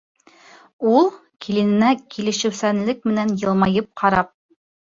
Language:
Bashkir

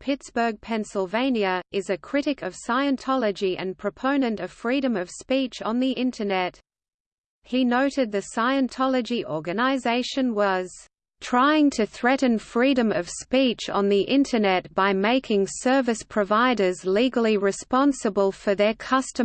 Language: English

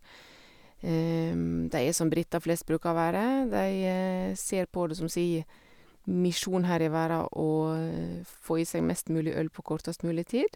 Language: Norwegian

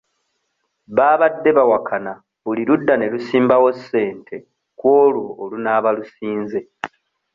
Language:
Ganda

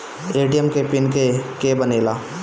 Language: Bhojpuri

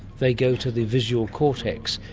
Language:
English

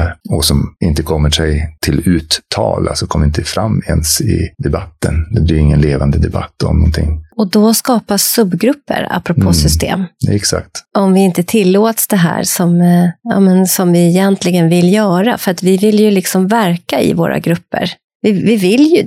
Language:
Swedish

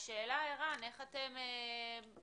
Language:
Hebrew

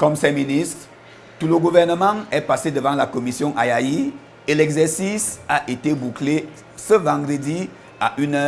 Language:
French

